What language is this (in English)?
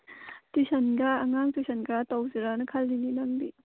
Manipuri